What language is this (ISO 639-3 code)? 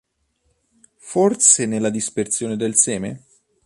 ita